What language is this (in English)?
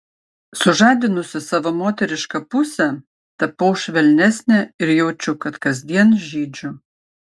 Lithuanian